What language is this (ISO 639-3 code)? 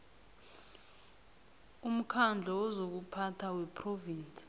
nbl